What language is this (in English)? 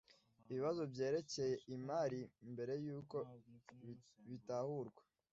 Kinyarwanda